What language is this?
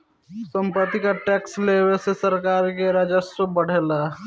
Bhojpuri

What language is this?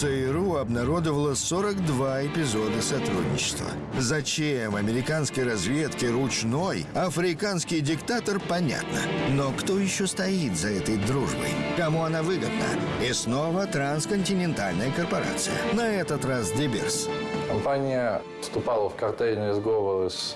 Russian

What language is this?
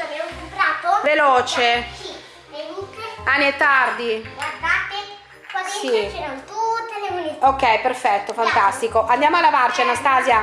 Italian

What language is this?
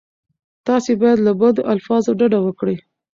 Pashto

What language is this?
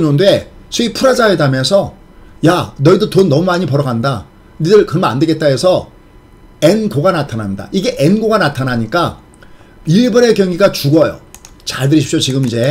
Korean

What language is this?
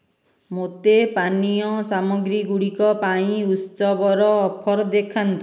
Odia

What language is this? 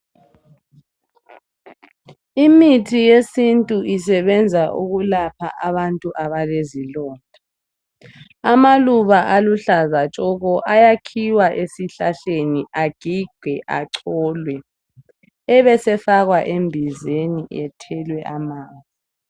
North Ndebele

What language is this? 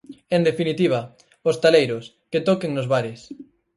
Galician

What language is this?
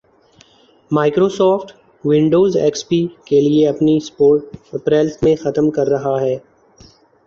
Urdu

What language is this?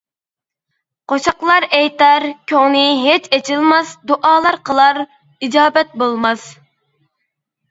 Uyghur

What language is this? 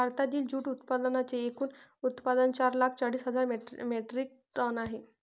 Marathi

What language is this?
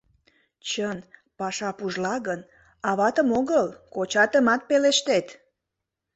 Mari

